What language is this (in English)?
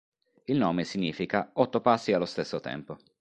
Italian